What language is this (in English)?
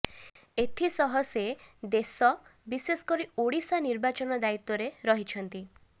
Odia